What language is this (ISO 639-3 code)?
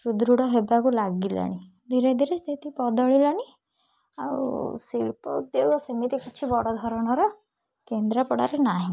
ori